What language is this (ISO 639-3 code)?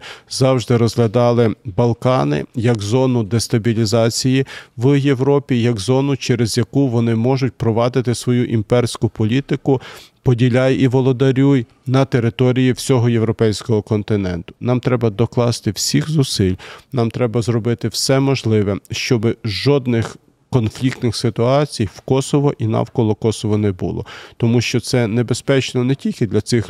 ukr